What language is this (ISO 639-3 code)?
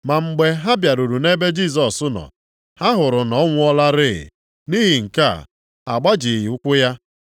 ibo